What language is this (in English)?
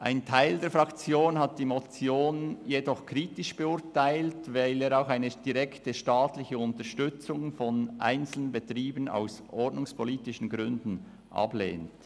Swiss German